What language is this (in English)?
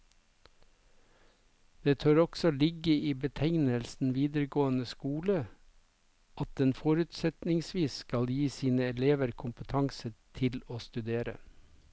Norwegian